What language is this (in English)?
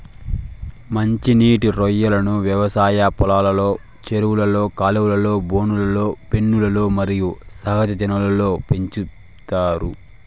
Telugu